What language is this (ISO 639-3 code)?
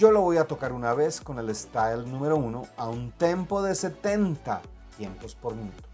spa